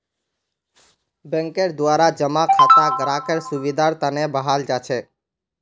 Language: Magahi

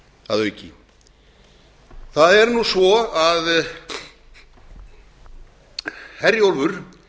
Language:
Icelandic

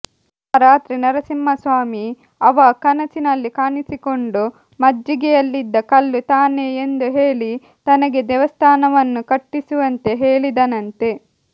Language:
Kannada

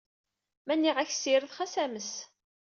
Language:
Kabyle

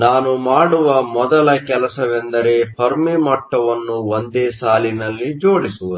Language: Kannada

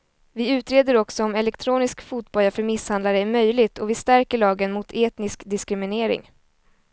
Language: Swedish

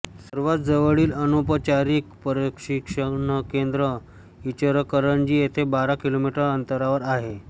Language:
Marathi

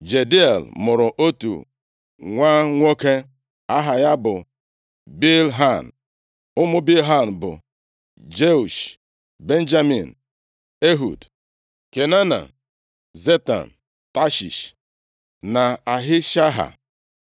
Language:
Igbo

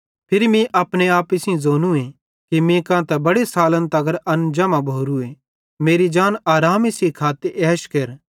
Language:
Bhadrawahi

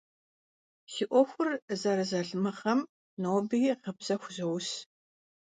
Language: Kabardian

